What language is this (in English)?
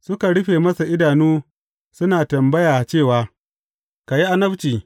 Hausa